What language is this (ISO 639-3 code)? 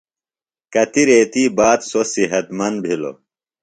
phl